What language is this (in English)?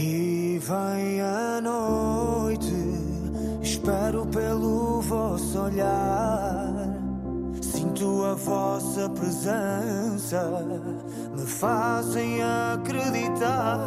Portuguese